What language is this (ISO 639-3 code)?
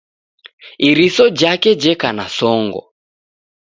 dav